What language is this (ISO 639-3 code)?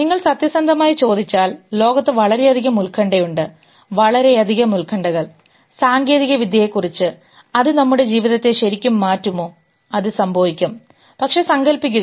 mal